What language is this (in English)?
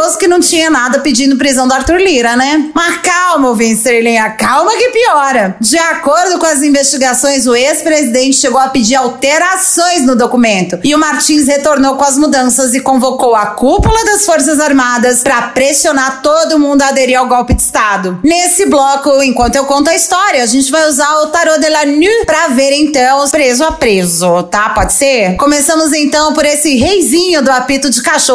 Portuguese